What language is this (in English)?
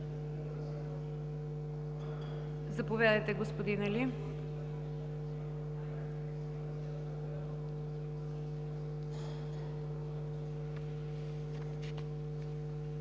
Bulgarian